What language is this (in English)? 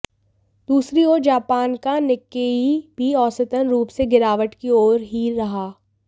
Hindi